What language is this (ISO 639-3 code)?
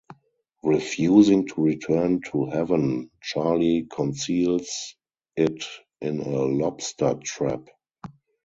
eng